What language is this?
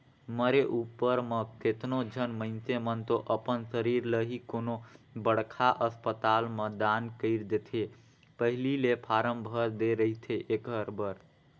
Chhattisgarhi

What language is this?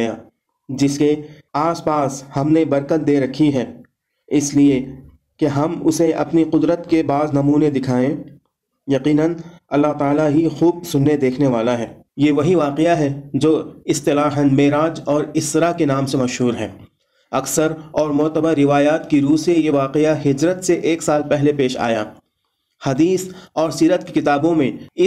Urdu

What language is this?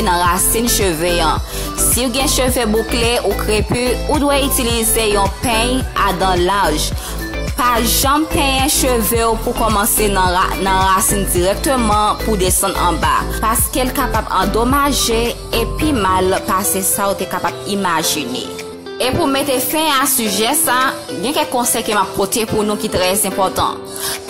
Romanian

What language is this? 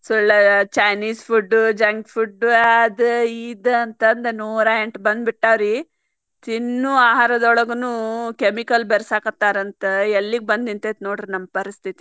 Kannada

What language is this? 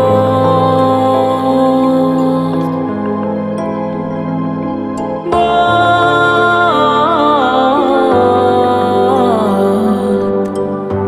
Persian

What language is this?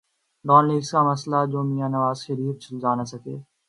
Urdu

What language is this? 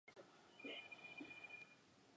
Spanish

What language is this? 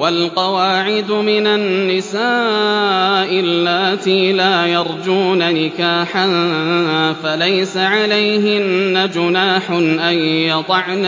Arabic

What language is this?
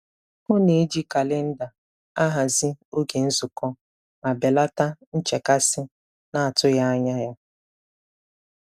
Igbo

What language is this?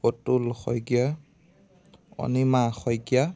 Assamese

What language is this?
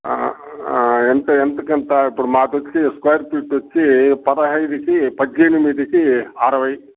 Telugu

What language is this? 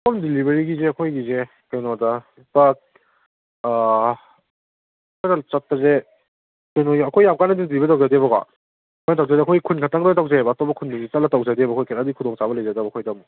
Manipuri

